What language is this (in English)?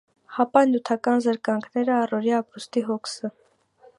Armenian